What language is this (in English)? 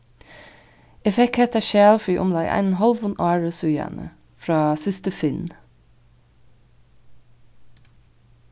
Faroese